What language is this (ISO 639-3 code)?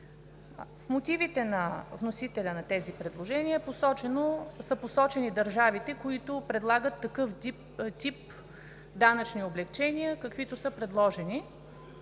bul